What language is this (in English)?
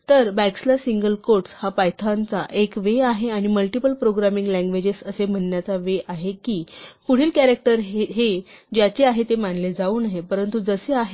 Marathi